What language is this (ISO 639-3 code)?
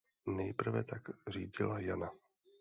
ces